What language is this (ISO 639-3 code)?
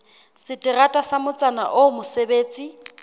sot